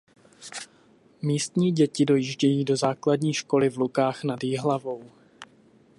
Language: Czech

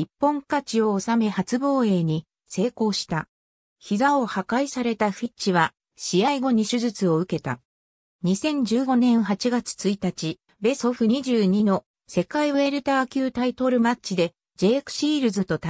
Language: Japanese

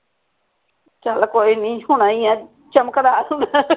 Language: Punjabi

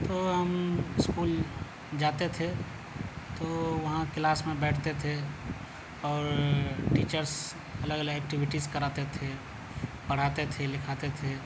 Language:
Urdu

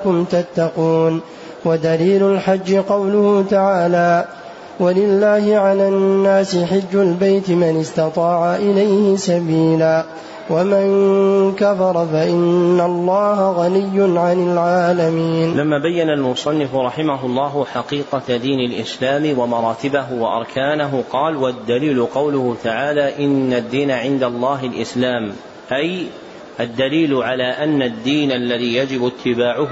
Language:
Arabic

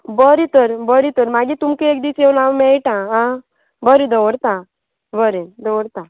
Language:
Konkani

